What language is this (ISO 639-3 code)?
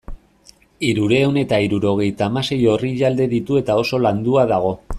eus